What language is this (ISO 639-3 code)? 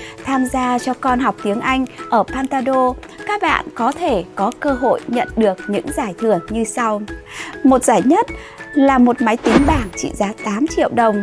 vie